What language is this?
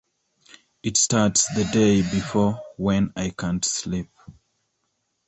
English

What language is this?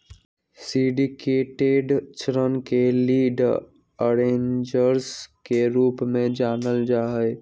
Magahi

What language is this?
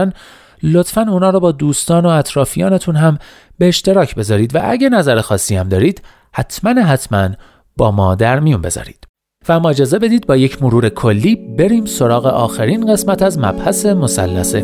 Persian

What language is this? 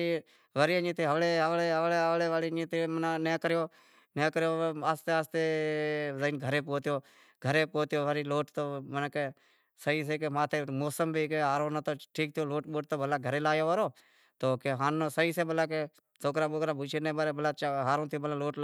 Wadiyara Koli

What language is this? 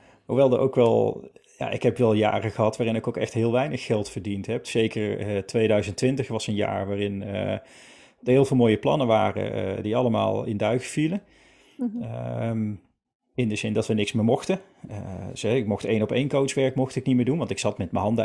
Dutch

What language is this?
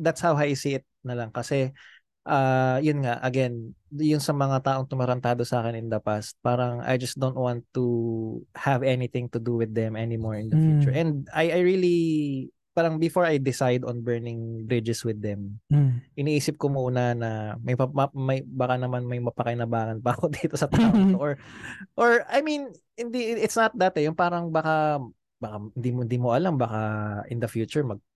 Filipino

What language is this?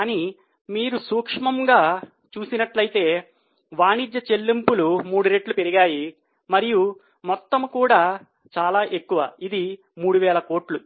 Telugu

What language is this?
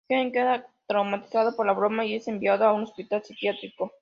Spanish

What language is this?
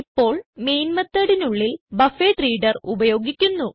Malayalam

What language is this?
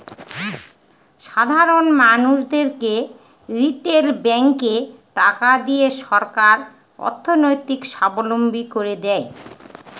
Bangla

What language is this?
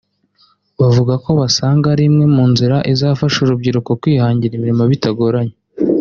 Kinyarwanda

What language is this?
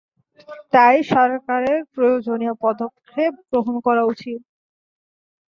Bangla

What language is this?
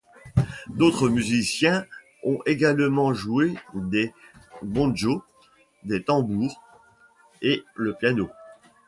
French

